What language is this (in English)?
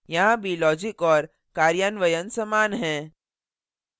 Hindi